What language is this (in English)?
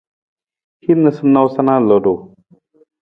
Nawdm